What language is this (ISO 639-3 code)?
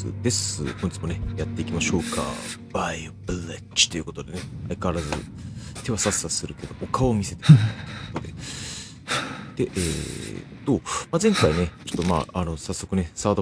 jpn